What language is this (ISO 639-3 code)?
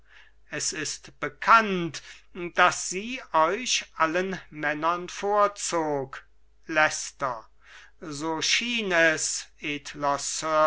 deu